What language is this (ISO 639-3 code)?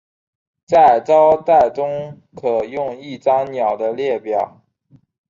zho